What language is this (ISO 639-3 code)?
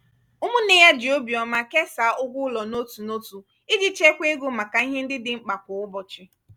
ibo